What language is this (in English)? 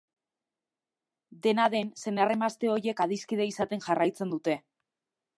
Basque